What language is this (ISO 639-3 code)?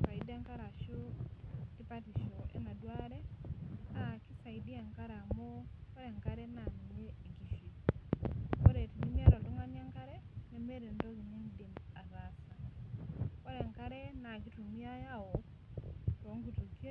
mas